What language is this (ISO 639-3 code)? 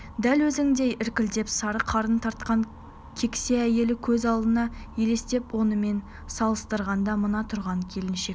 kaz